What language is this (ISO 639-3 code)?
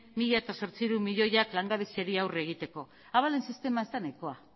eus